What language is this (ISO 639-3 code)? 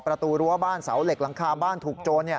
tha